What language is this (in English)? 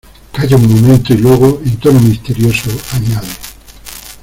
Spanish